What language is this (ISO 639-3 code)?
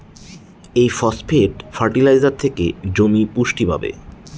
ben